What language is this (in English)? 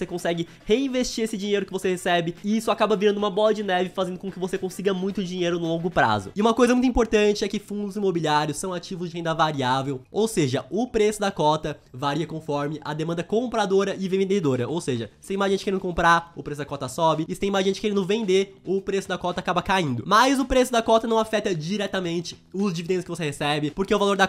Portuguese